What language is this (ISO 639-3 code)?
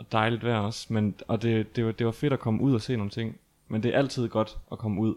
dan